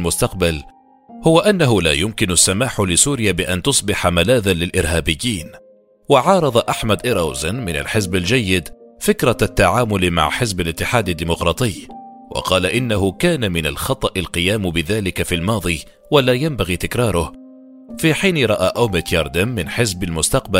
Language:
Arabic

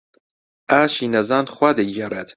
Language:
Central Kurdish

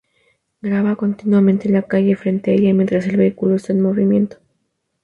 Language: Spanish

